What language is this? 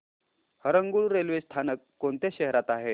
Marathi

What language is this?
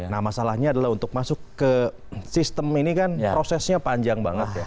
Indonesian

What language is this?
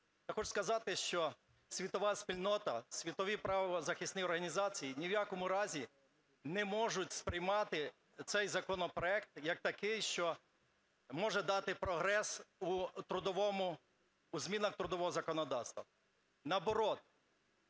Ukrainian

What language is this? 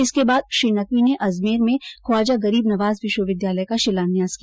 Hindi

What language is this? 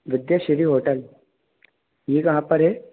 Hindi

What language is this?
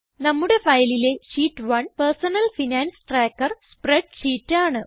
Malayalam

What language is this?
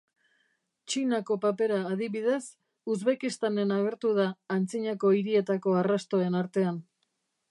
Basque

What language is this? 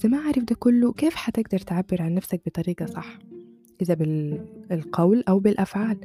Arabic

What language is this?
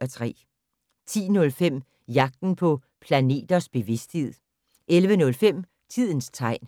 Danish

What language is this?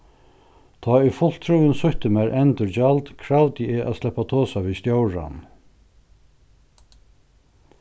Faroese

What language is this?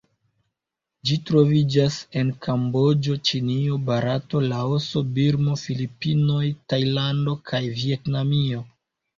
Esperanto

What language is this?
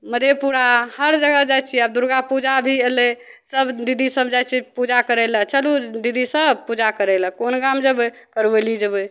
Maithili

